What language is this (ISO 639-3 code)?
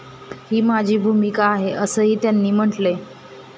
mar